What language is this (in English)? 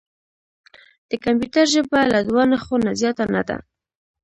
Pashto